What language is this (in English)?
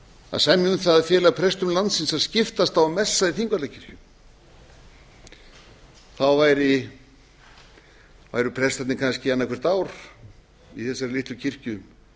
Icelandic